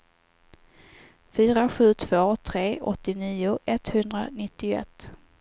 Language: Swedish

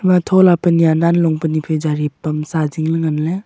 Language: Wancho Naga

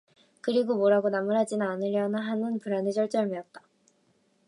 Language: Korean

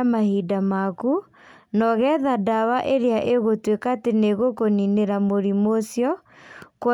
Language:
Kikuyu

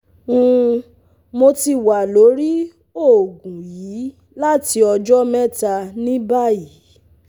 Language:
Yoruba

